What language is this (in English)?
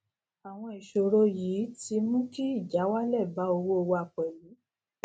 Yoruba